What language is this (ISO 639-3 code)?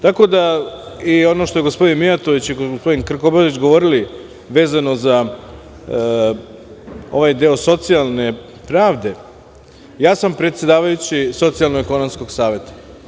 srp